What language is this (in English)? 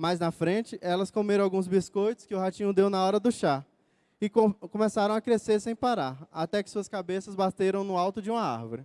Portuguese